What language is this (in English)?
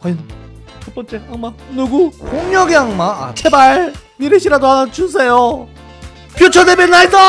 Korean